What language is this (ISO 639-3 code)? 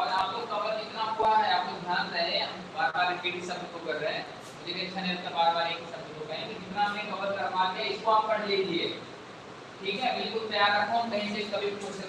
hin